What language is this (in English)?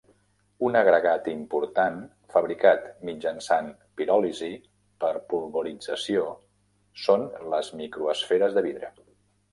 Catalan